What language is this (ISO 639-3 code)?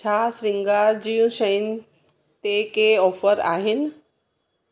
snd